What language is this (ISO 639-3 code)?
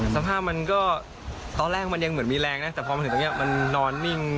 tha